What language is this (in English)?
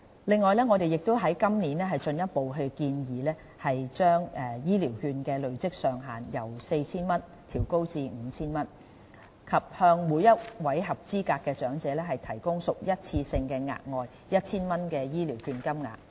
Cantonese